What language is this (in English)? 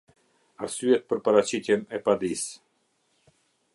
Albanian